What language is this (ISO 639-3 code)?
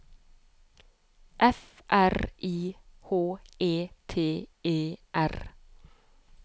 nor